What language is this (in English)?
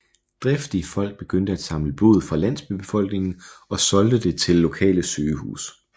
Danish